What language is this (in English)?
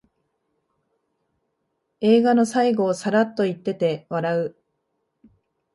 Japanese